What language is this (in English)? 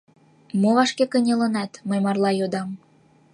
Mari